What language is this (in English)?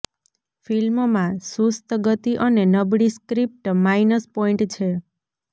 Gujarati